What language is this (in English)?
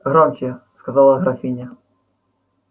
Russian